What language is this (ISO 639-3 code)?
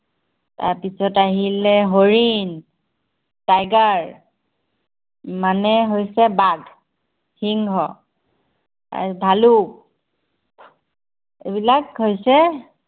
asm